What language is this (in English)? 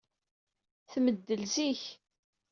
Kabyle